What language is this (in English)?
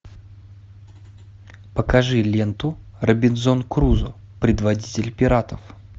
Russian